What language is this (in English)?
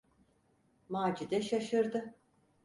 Turkish